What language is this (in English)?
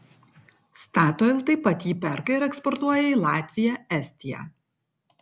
Lithuanian